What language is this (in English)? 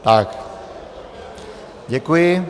Czech